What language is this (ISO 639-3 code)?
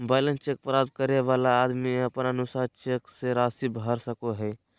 mag